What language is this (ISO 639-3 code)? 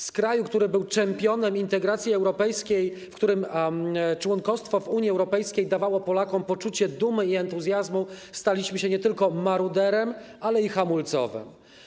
pol